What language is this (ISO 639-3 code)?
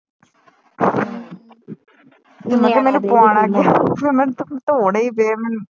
pan